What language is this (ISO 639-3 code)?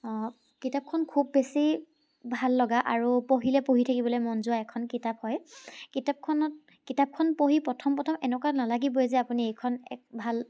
asm